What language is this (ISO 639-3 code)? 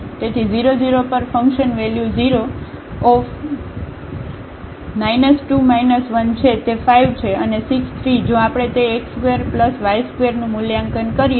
guj